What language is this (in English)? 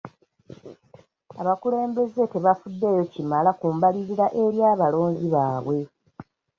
Ganda